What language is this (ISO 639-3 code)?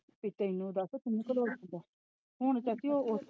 pan